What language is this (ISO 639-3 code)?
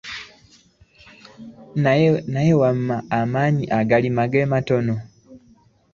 lug